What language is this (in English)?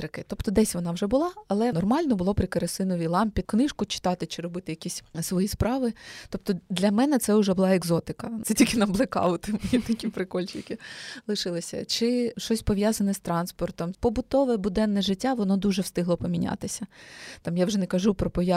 Ukrainian